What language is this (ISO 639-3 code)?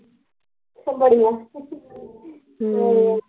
pan